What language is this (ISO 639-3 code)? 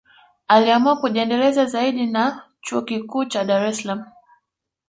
swa